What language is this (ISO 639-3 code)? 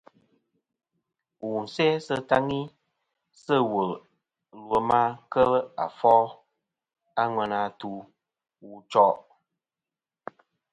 bkm